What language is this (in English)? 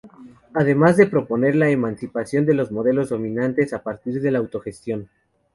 Spanish